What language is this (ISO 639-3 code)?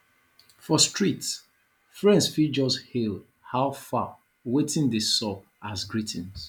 pcm